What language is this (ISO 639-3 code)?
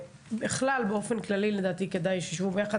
heb